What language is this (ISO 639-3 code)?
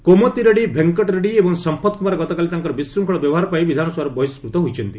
ori